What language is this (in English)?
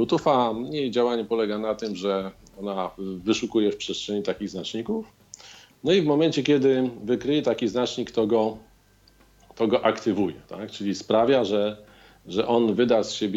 Polish